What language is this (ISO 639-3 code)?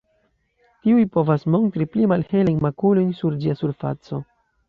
epo